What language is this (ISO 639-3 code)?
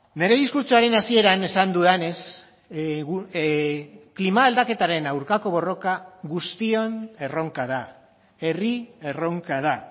eus